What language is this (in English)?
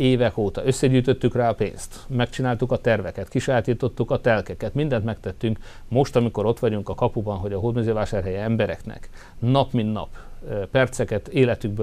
Hungarian